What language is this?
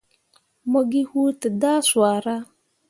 Mundang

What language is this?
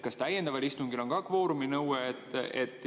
Estonian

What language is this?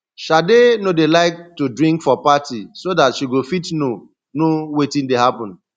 Nigerian Pidgin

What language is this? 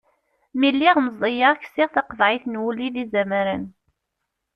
Kabyle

